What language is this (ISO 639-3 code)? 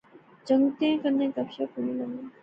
phr